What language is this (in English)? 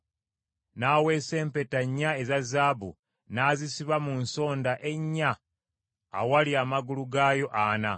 Ganda